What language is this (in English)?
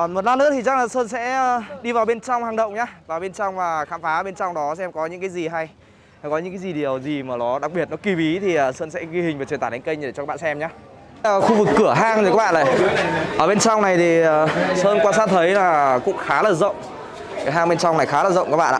Vietnamese